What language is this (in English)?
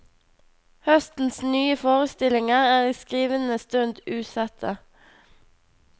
Norwegian